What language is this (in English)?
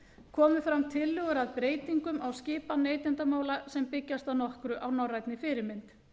Icelandic